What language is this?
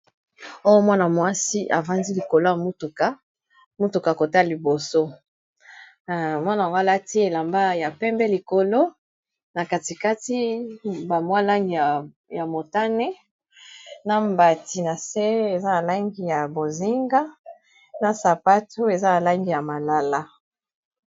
Lingala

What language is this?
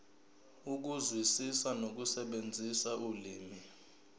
Zulu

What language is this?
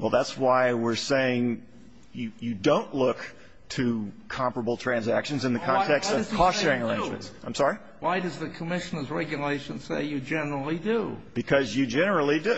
English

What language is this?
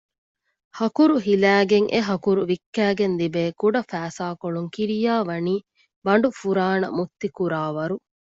Divehi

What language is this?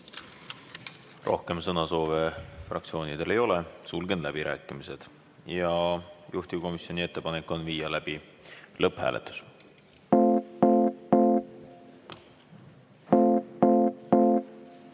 Estonian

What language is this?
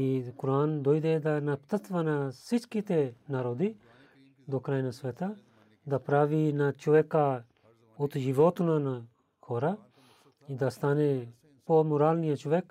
Bulgarian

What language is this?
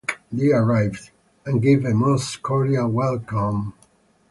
English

